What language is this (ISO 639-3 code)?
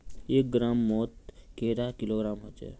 mag